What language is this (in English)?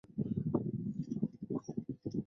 Chinese